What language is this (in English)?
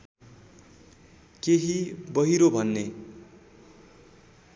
Nepali